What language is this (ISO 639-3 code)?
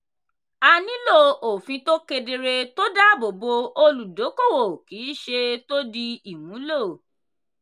yor